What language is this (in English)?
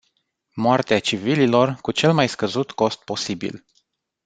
Romanian